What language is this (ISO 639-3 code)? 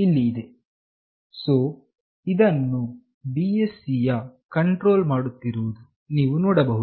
kan